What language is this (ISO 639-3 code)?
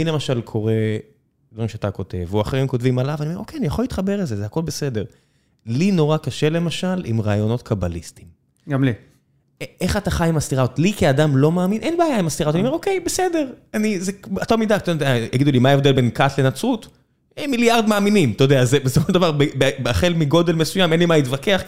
heb